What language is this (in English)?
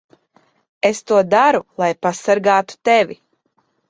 Latvian